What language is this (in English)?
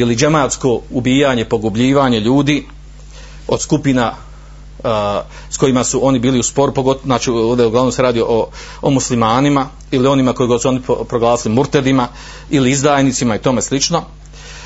Croatian